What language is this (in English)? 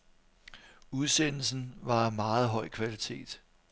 Danish